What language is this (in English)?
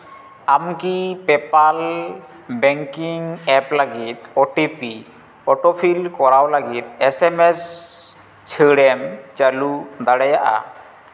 Santali